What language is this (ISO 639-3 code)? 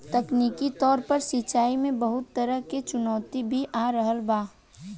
bho